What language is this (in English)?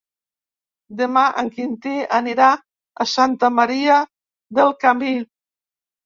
Catalan